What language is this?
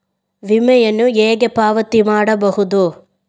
Kannada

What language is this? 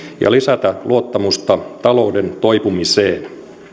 Finnish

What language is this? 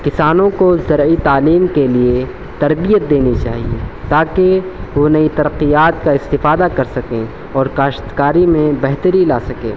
Urdu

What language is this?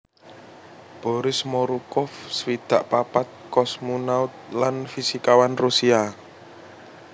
Javanese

